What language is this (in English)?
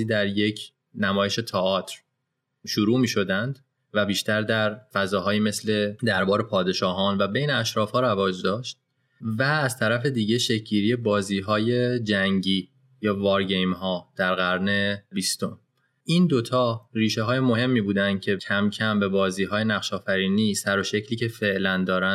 Persian